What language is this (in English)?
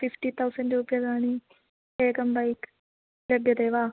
Sanskrit